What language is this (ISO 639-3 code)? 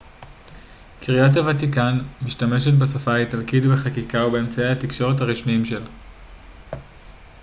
heb